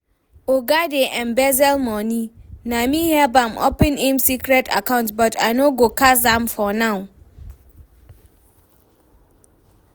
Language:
Nigerian Pidgin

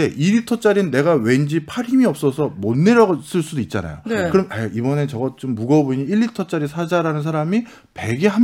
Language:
Korean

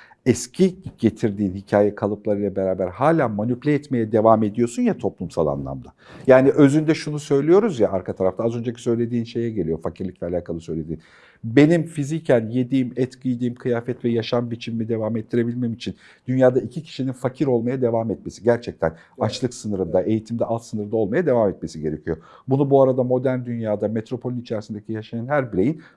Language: Turkish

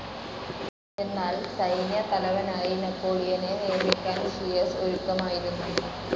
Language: Malayalam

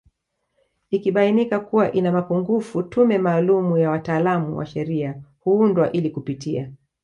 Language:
Swahili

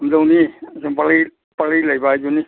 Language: Manipuri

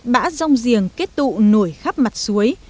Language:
Vietnamese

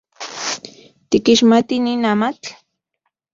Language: Central Puebla Nahuatl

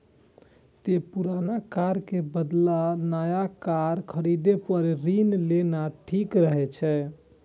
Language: Maithili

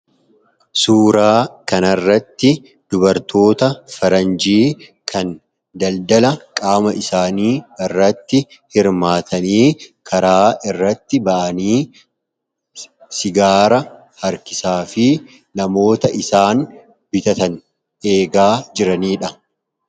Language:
Oromo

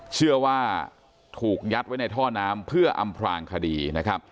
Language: Thai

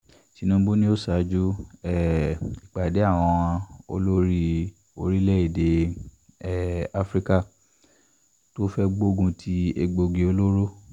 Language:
Yoruba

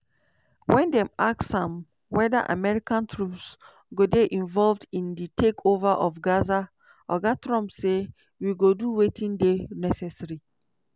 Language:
Nigerian Pidgin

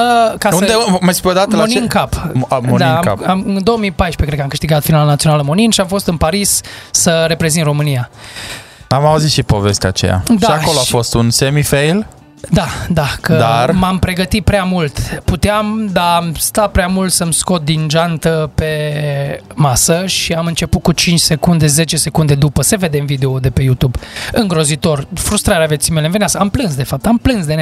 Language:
Romanian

